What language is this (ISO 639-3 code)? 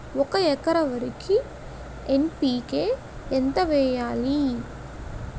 tel